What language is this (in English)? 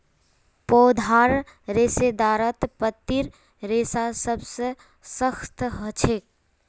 Magahi